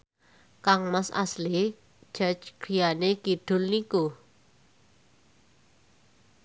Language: Javanese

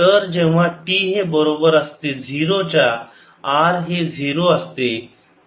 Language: Marathi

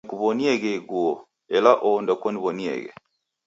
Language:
Taita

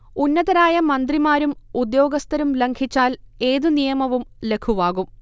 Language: Malayalam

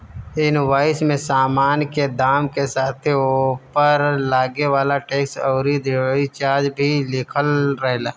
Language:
Bhojpuri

